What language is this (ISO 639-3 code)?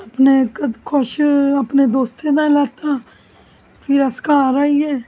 doi